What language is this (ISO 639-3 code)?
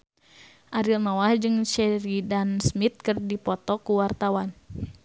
sun